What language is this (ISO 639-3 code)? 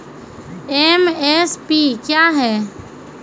mai